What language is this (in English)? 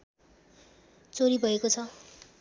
Nepali